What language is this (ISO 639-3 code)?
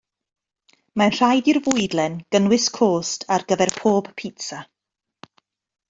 cym